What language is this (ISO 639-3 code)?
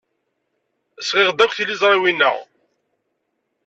kab